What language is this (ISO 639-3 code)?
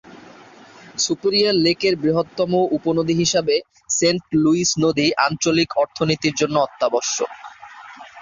ben